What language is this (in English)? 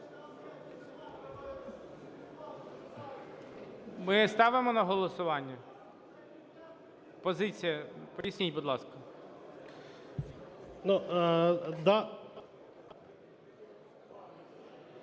Ukrainian